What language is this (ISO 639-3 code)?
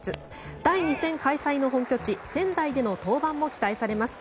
jpn